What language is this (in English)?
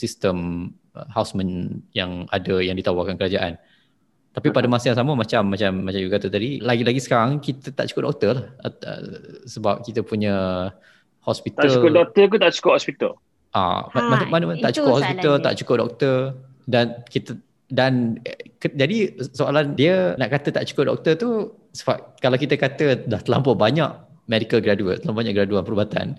Malay